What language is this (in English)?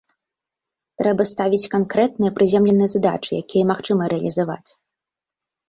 Belarusian